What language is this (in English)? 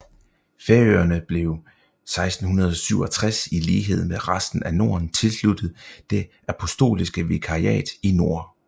Danish